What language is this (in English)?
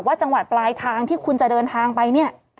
Thai